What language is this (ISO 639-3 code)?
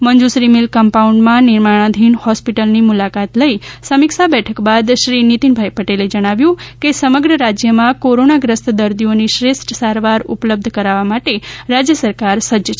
guj